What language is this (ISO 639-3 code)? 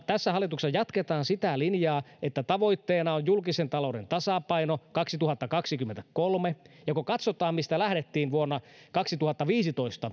fin